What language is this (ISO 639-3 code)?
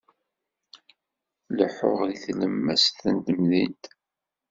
kab